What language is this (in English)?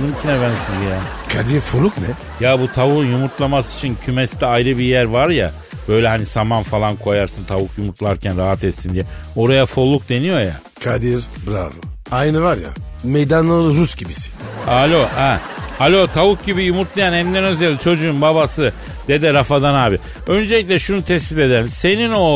Turkish